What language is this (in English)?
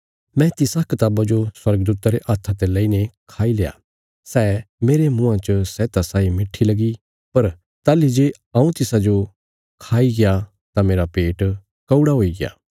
Bilaspuri